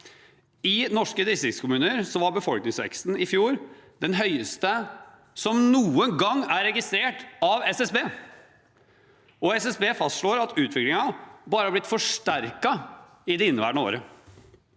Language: Norwegian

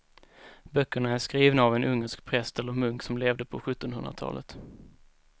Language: Swedish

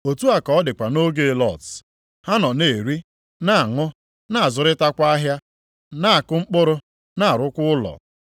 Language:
Igbo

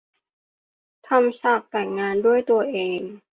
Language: Thai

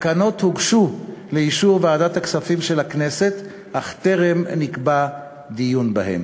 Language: Hebrew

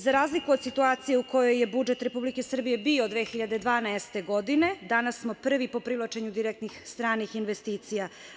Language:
Serbian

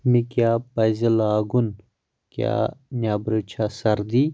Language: Kashmiri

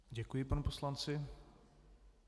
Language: Czech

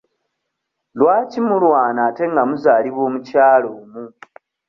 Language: Ganda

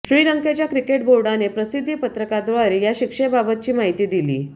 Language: Marathi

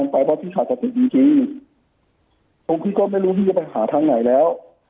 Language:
Thai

